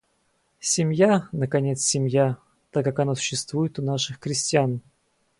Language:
Russian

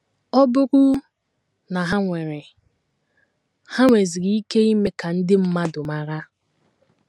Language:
Igbo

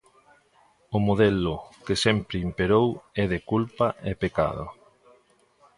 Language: Galician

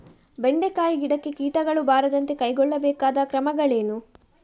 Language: Kannada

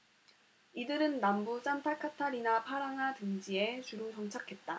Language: Korean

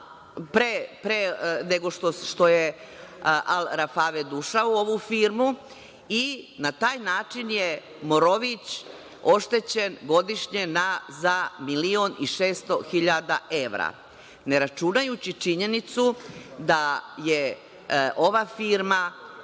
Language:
Serbian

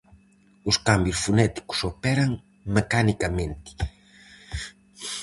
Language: Galician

